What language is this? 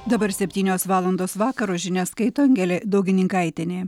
Lithuanian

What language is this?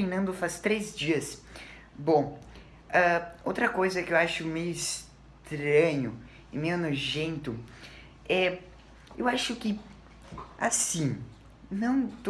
Portuguese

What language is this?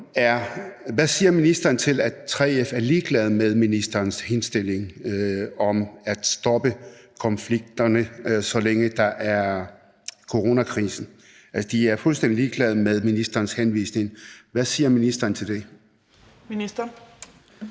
Danish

